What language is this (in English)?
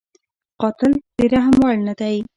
Pashto